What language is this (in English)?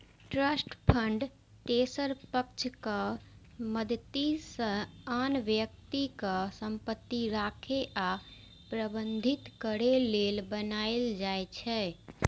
Maithili